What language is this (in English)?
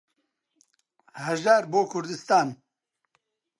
Central Kurdish